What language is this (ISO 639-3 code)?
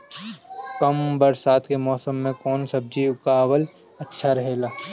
bho